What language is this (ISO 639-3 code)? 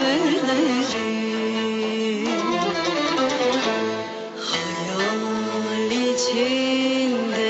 ron